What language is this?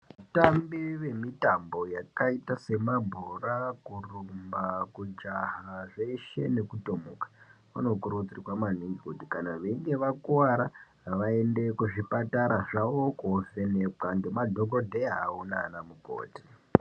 Ndau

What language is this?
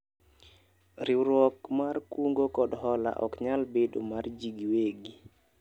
Luo (Kenya and Tanzania)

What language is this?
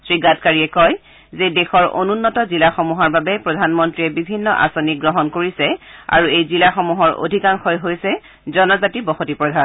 Assamese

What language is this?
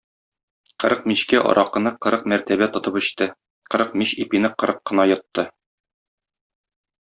Tatar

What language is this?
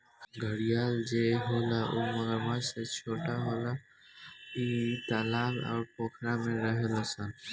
Bhojpuri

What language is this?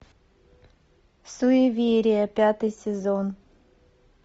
Russian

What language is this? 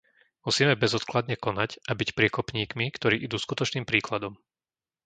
Slovak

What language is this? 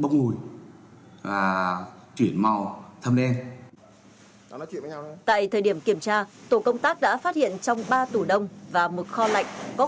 Vietnamese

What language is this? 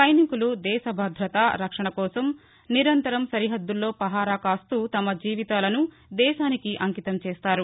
Telugu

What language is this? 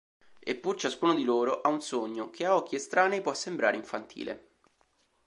Italian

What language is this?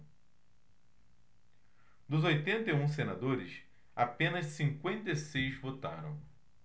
Portuguese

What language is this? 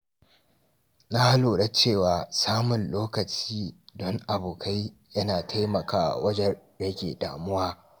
Hausa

